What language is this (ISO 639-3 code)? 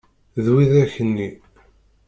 kab